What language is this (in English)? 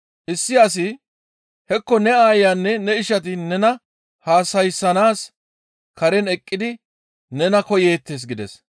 Gamo